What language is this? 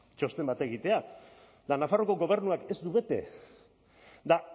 Basque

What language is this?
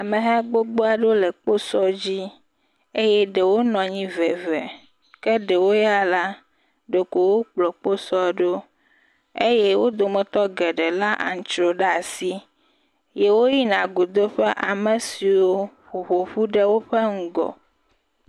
Ewe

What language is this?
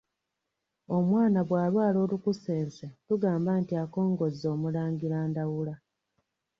Ganda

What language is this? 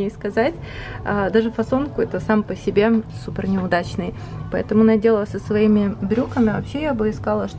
Russian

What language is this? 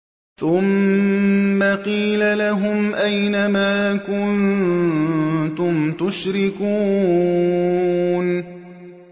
Arabic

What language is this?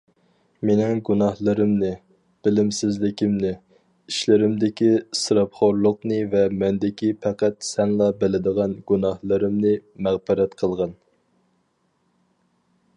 Uyghur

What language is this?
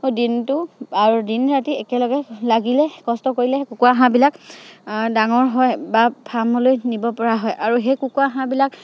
Assamese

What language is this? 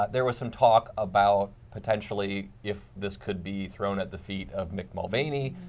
English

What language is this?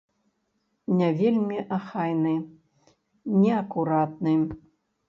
Belarusian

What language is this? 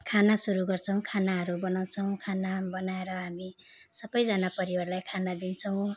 Nepali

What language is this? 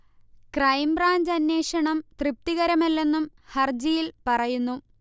Malayalam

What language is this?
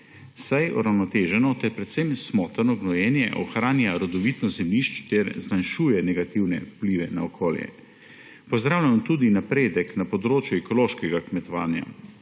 Slovenian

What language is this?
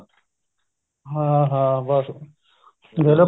Punjabi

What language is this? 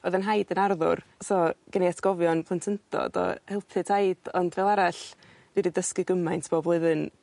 Welsh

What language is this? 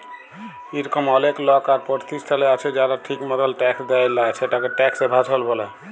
Bangla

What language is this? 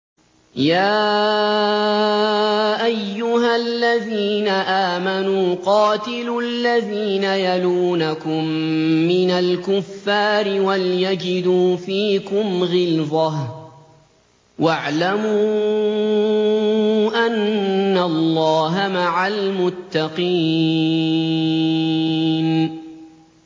Arabic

